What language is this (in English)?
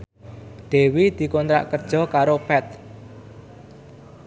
Javanese